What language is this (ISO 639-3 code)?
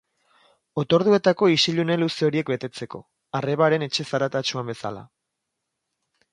eus